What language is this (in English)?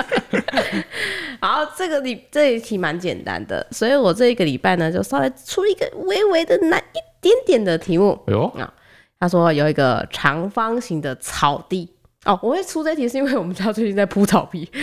Chinese